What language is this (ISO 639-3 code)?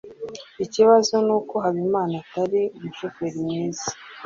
kin